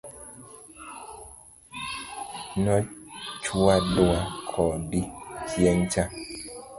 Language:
Luo (Kenya and Tanzania)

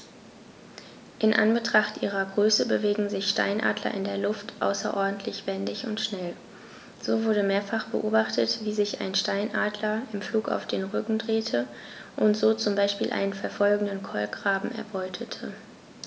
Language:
German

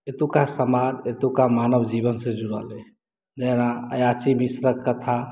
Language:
Maithili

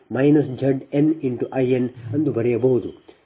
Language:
Kannada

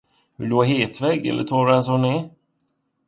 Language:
Swedish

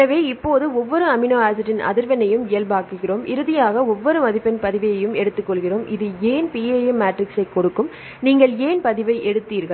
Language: Tamil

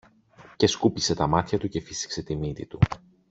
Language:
Greek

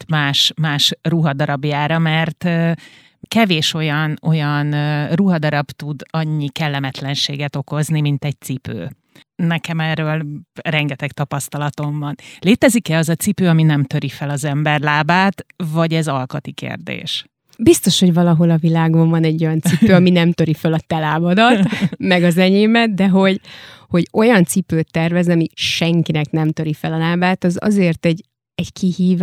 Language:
Hungarian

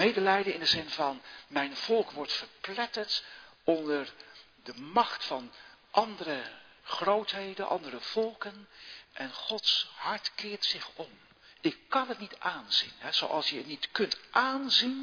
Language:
Dutch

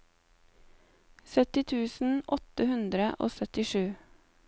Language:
Norwegian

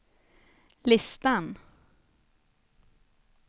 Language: Swedish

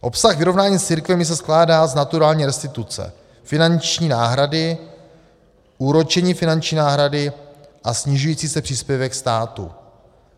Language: Czech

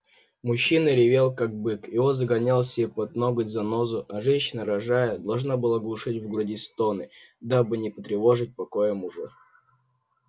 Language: Russian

